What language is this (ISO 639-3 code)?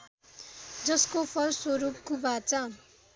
nep